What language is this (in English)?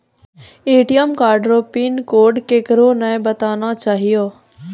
Maithili